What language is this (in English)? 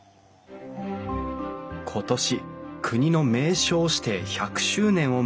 Japanese